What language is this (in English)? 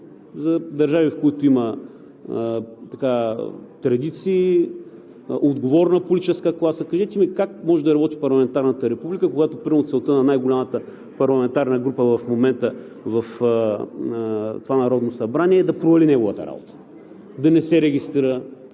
Bulgarian